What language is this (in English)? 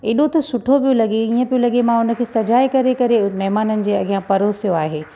Sindhi